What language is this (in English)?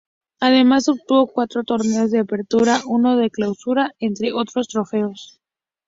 Spanish